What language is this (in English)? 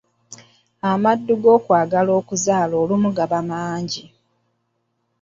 Ganda